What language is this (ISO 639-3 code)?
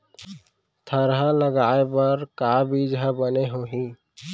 hne